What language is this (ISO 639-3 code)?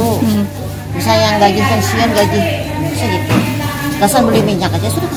ind